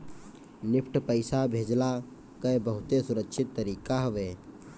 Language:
Bhojpuri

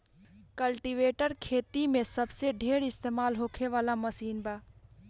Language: Bhojpuri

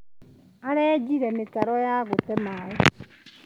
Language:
Kikuyu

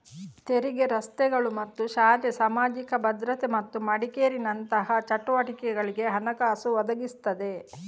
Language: Kannada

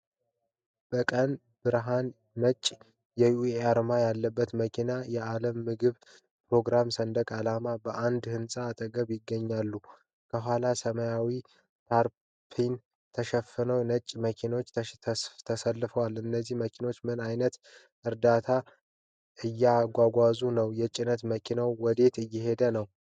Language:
Amharic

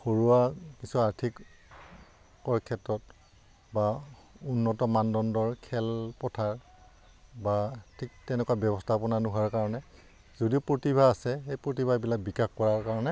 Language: Assamese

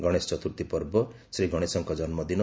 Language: Odia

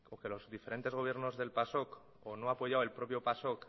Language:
Spanish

